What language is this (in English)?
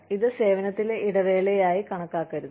Malayalam